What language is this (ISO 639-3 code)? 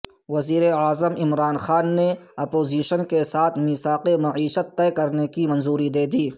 urd